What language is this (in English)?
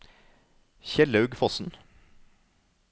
Norwegian